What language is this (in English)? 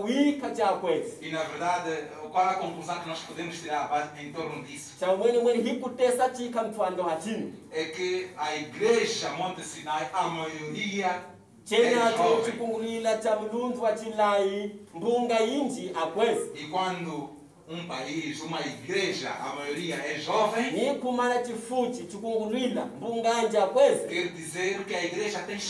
Portuguese